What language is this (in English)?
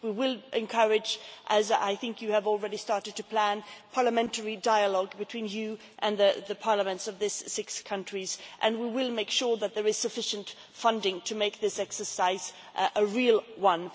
English